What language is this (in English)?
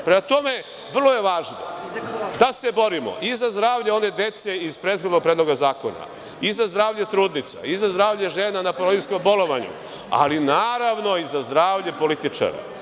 Serbian